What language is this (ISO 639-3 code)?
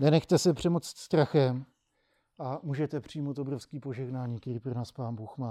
ces